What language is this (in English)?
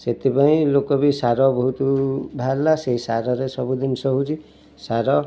Odia